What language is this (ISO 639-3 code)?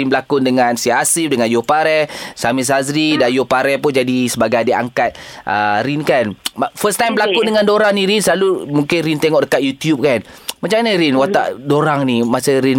msa